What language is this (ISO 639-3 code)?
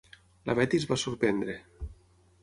cat